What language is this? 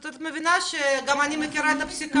Hebrew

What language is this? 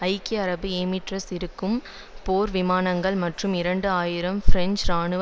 Tamil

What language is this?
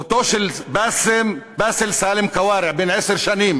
Hebrew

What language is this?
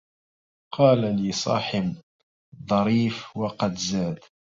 Arabic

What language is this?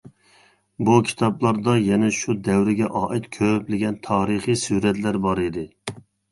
Uyghur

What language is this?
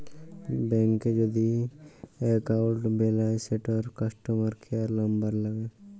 Bangla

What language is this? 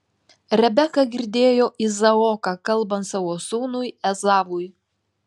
Lithuanian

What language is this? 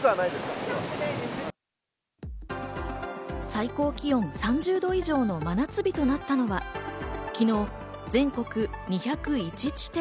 Japanese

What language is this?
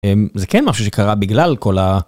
Hebrew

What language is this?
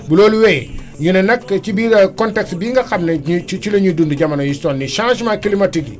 Wolof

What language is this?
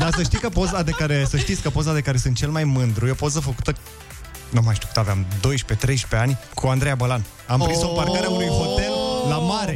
Romanian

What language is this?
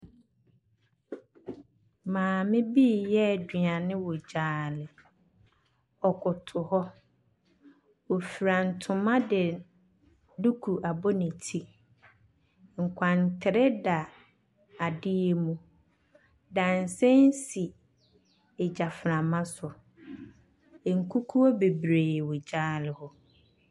Akan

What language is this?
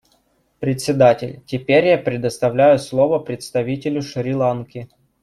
Russian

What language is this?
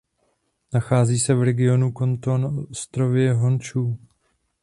Czech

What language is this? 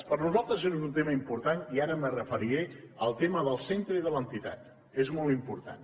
Catalan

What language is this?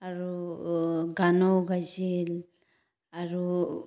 Assamese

